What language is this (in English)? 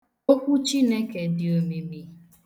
Igbo